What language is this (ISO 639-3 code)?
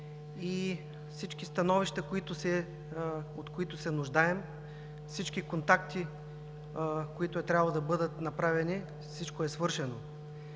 bul